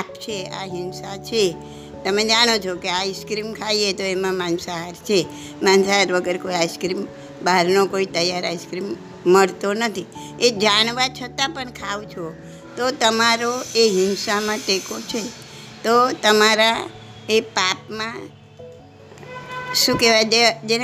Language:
Gujarati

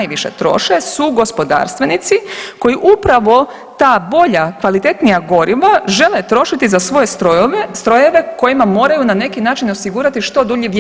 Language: Croatian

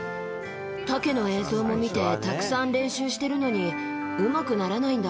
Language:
Japanese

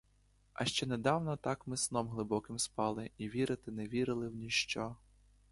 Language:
Ukrainian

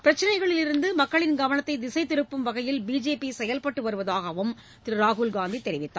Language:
Tamil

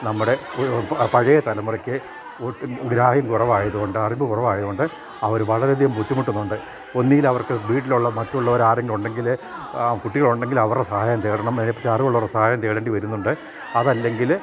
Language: Malayalam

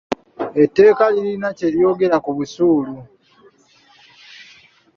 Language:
Ganda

